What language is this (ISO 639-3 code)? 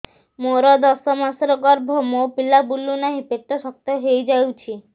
ori